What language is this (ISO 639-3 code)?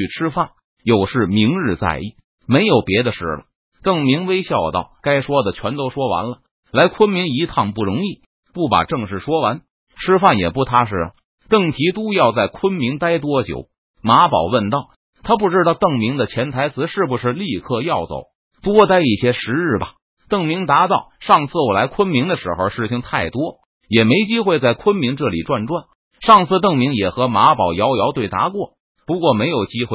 zho